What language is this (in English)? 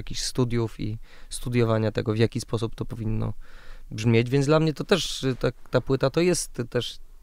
Polish